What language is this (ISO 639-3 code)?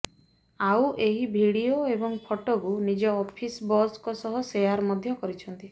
ori